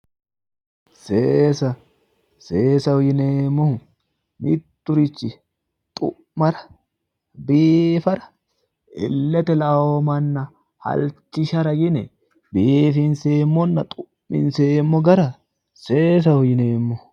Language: Sidamo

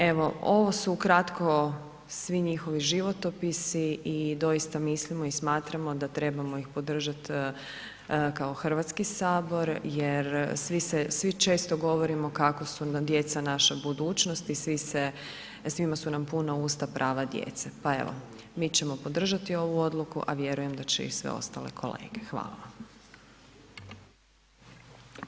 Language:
Croatian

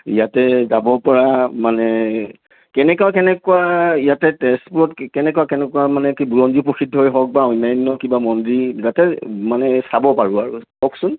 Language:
Assamese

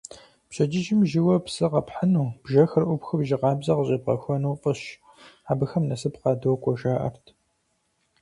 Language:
Kabardian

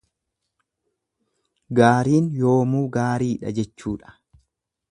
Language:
Oromo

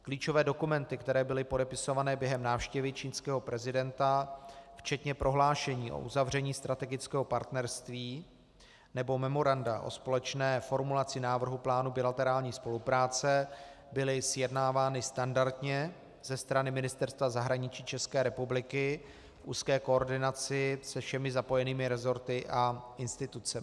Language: Czech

